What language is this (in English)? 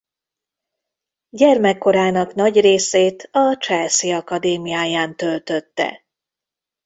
Hungarian